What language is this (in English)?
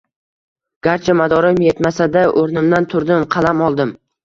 Uzbek